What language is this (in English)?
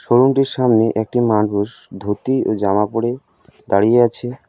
Bangla